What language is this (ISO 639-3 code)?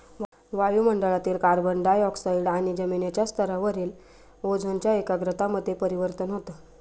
mar